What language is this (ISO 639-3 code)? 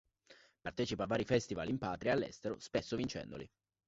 ita